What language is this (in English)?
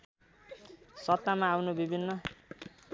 Nepali